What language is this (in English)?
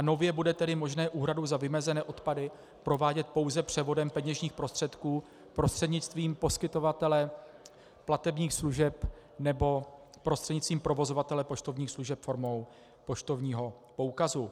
Czech